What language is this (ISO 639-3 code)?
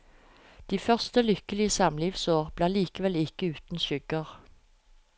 nor